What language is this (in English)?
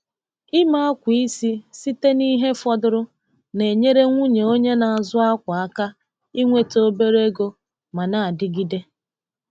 Igbo